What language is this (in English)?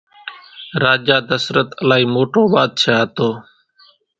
Kachi Koli